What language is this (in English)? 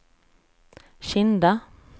Swedish